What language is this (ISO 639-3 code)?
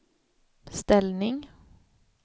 swe